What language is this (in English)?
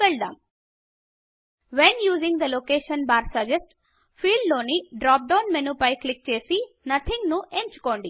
Telugu